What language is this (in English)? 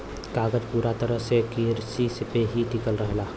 Bhojpuri